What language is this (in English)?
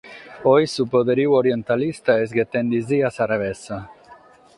Sardinian